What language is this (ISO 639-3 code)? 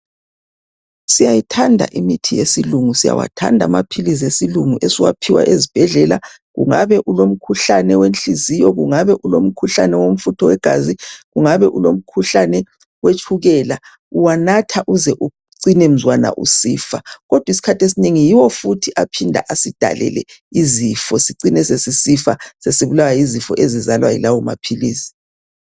nde